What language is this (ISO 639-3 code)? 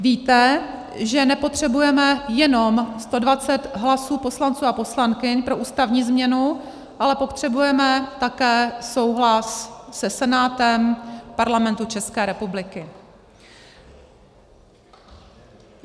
ces